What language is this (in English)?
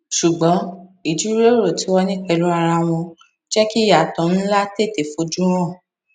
Yoruba